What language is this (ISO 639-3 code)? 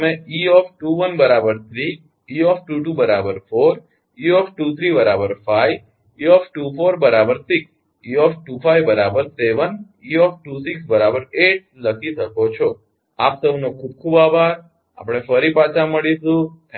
guj